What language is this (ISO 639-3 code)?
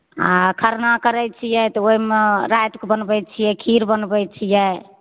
mai